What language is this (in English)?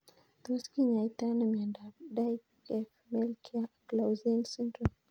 Kalenjin